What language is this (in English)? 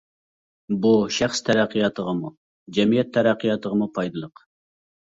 Uyghur